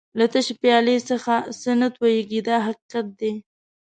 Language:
Pashto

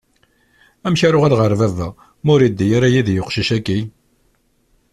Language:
Kabyle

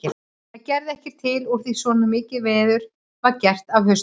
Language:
Icelandic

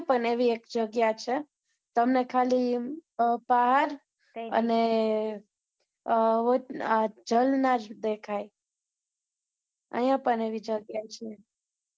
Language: Gujarati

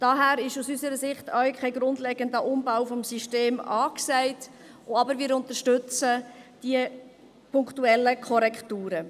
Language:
Swiss German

